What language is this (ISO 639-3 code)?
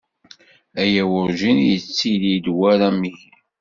kab